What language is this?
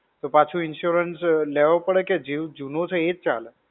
Gujarati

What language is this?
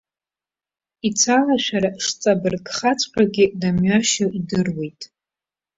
Abkhazian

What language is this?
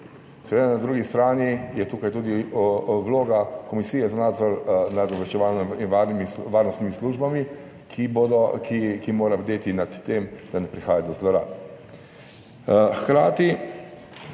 Slovenian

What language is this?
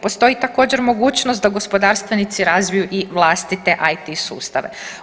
Croatian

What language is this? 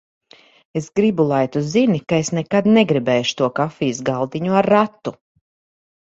Latvian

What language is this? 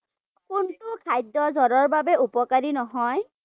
Assamese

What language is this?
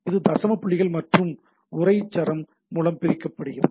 Tamil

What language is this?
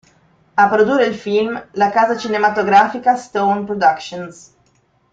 Italian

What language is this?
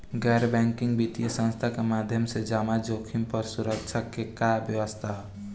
Bhojpuri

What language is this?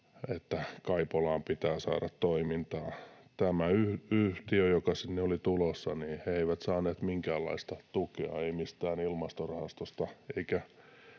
Finnish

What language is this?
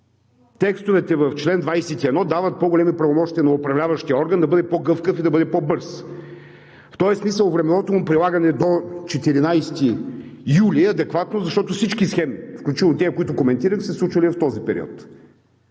Bulgarian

